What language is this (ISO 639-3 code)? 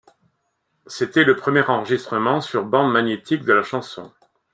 fra